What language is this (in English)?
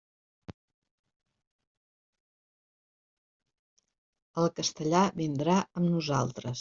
Catalan